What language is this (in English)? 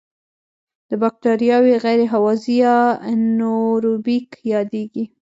Pashto